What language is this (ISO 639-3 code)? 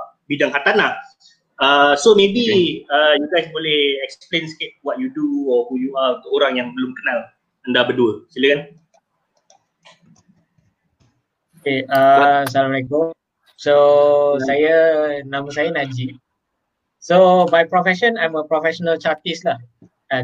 msa